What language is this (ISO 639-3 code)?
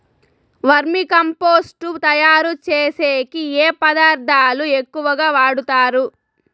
tel